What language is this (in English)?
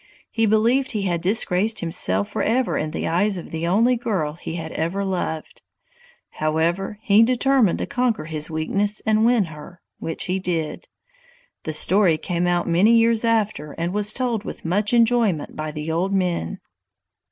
English